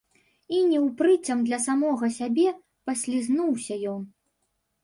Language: Belarusian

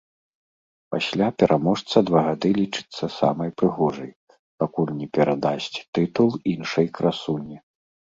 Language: Belarusian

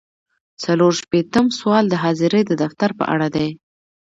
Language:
Pashto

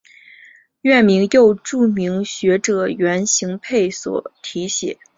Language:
Chinese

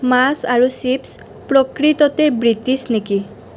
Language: Assamese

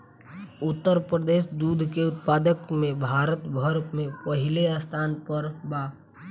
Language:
Bhojpuri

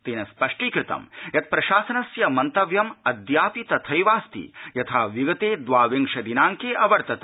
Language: Sanskrit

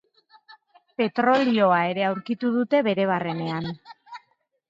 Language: Basque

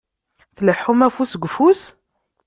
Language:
Kabyle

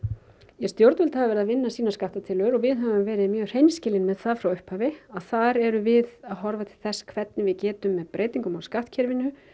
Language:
Icelandic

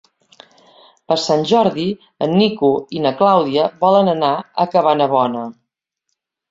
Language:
Catalan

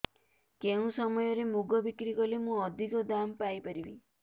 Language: Odia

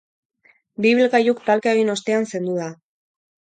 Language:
Basque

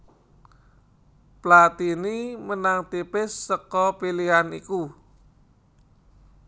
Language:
Javanese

